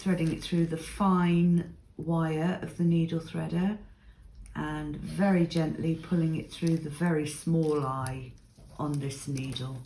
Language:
English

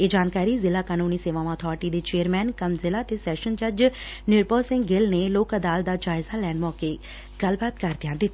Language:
Punjabi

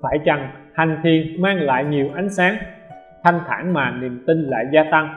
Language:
Vietnamese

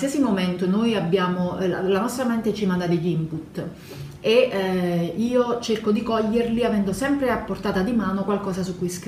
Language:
Italian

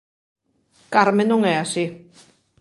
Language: Galician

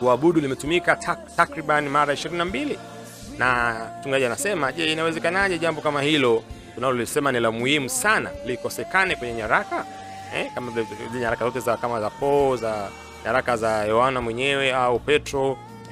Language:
Swahili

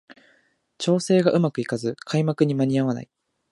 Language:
Japanese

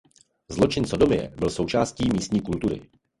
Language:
Czech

